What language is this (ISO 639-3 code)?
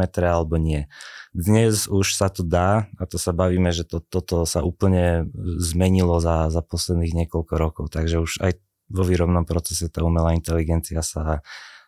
slk